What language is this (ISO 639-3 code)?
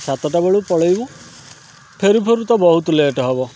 ori